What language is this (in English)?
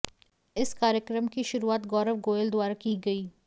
Hindi